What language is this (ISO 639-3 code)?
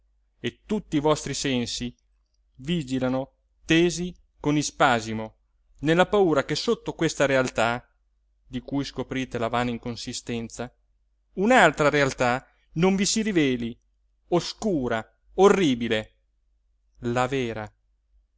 ita